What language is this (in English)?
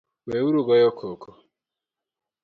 Luo (Kenya and Tanzania)